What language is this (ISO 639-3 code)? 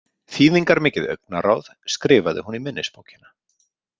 isl